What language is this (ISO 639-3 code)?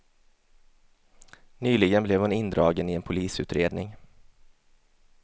swe